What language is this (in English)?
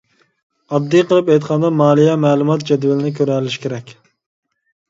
Uyghur